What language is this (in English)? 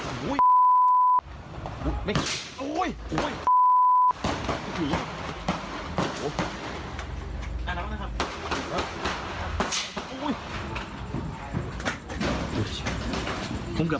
Thai